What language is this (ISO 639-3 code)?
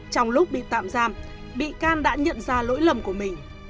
vie